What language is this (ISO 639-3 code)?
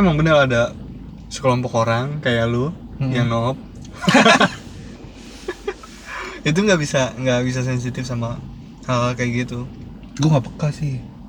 ind